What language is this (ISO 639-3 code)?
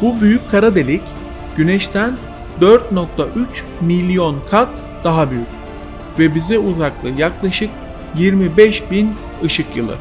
tur